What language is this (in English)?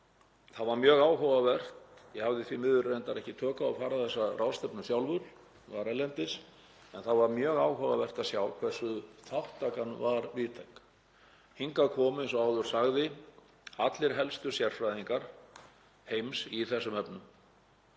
Icelandic